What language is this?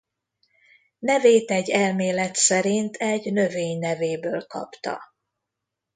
Hungarian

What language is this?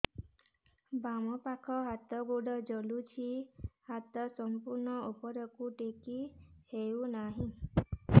Odia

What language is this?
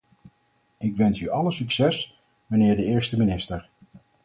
Dutch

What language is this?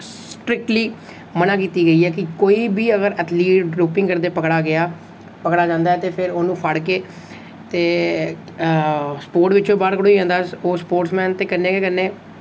Dogri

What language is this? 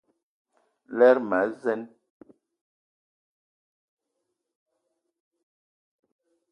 Eton (Cameroon)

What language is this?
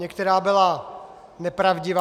Czech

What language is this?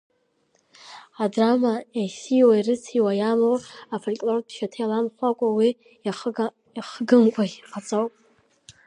Abkhazian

